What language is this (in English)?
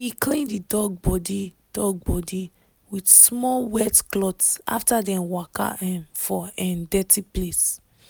Nigerian Pidgin